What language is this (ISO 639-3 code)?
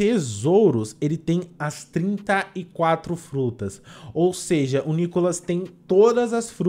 por